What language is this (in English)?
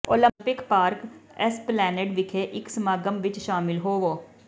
Punjabi